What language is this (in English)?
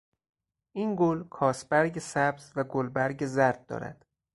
Persian